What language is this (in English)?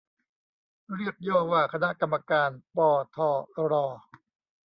Thai